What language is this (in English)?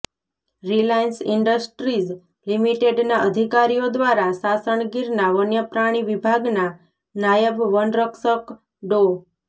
Gujarati